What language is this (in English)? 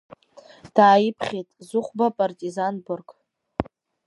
Abkhazian